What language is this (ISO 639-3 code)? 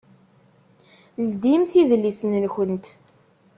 kab